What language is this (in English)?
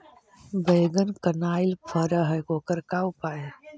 Magahi